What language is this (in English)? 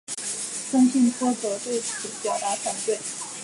Chinese